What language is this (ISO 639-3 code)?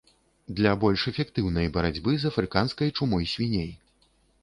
bel